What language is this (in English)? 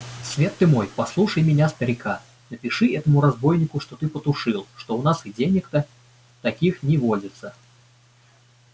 Russian